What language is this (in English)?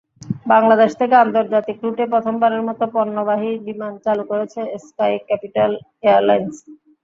Bangla